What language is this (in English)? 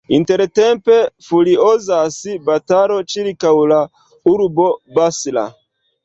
Esperanto